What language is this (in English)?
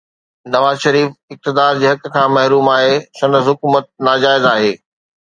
Sindhi